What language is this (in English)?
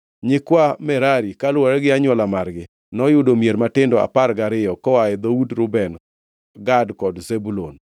Luo (Kenya and Tanzania)